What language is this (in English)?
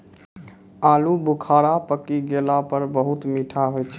Maithili